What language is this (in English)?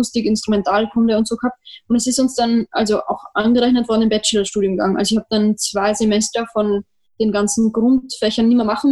German